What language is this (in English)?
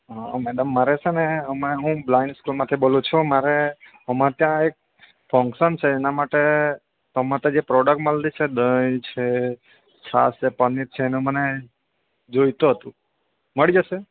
Gujarati